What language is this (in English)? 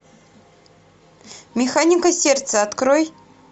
Russian